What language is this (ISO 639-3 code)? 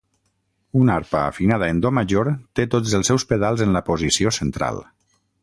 cat